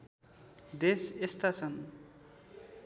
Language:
Nepali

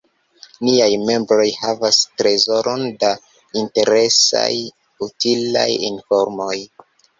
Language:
Esperanto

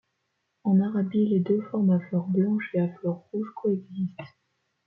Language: French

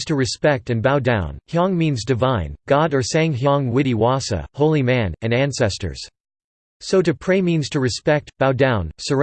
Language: English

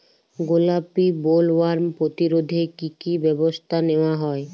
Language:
Bangla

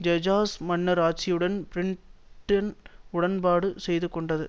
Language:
Tamil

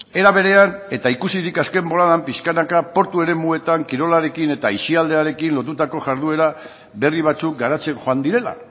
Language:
Basque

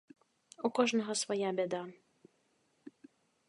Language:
Belarusian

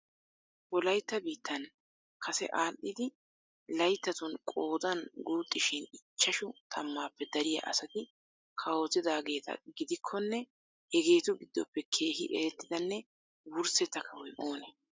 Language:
Wolaytta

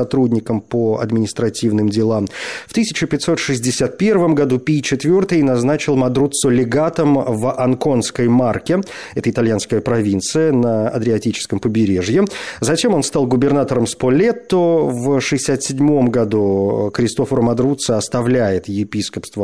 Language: Russian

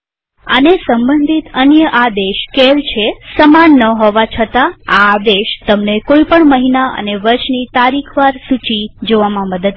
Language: Gujarati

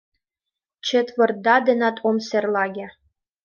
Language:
Mari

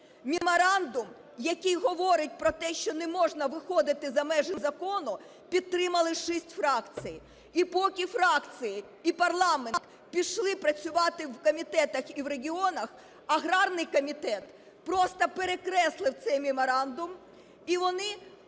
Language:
Ukrainian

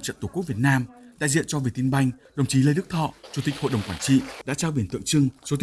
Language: Vietnamese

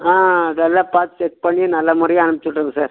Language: Tamil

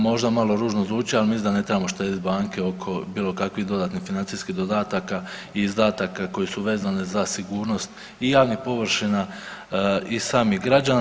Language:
Croatian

